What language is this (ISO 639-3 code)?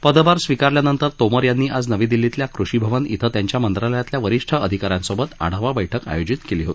mar